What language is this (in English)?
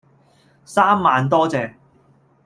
Cantonese